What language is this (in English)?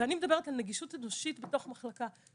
Hebrew